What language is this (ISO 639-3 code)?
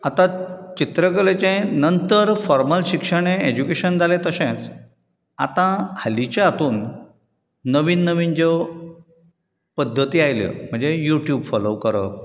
kok